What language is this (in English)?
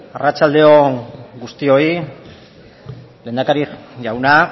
Basque